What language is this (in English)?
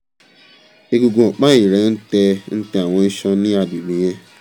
Yoruba